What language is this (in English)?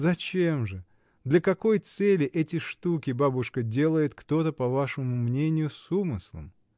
Russian